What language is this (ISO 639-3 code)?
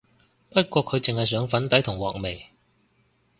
yue